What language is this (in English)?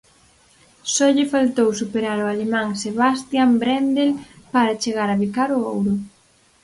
Galician